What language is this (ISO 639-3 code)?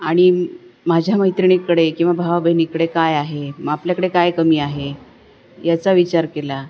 mar